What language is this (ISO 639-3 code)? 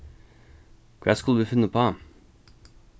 fao